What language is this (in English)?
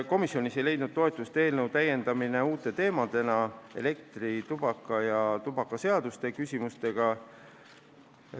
Estonian